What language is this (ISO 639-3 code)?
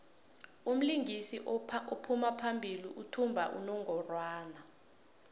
nbl